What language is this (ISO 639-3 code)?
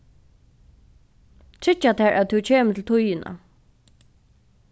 fao